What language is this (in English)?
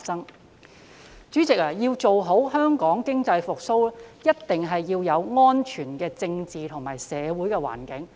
Cantonese